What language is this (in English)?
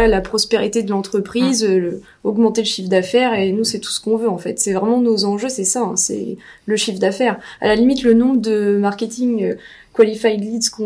French